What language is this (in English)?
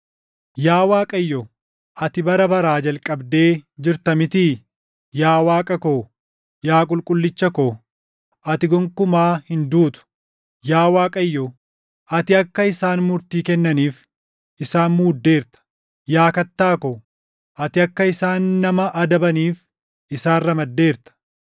Oromo